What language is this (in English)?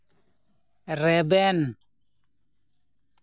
Santali